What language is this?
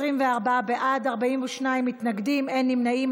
Hebrew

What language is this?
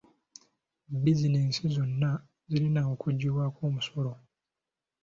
Ganda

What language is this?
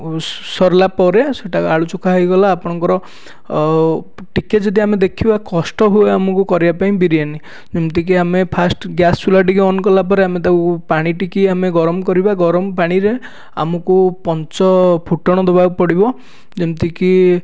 Odia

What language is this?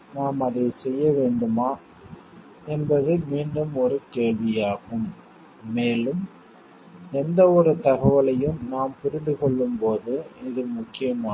Tamil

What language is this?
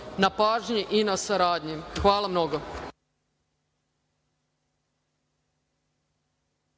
Serbian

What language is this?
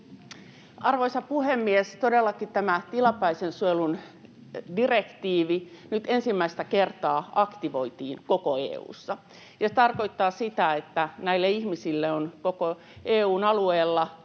Finnish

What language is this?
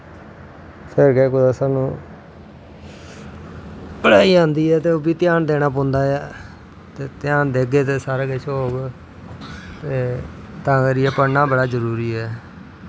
Dogri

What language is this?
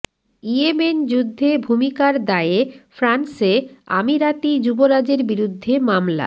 Bangla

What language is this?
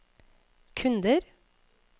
Norwegian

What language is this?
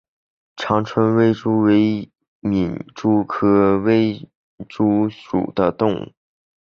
Chinese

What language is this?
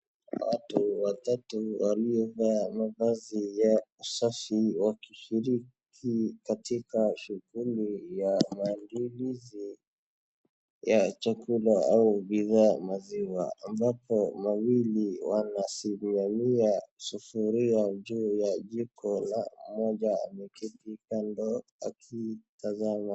Swahili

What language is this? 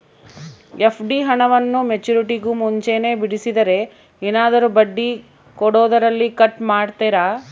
Kannada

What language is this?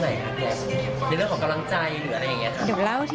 Thai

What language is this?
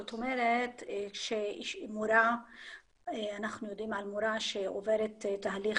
Hebrew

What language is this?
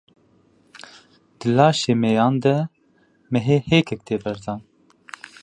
Kurdish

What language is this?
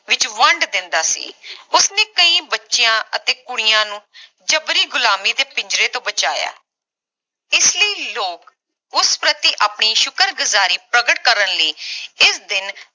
Punjabi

